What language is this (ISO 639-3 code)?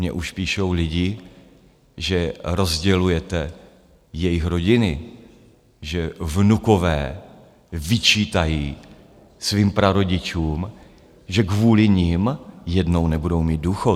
ces